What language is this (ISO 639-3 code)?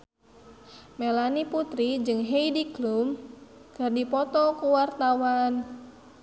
sun